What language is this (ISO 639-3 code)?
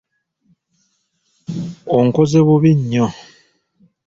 lug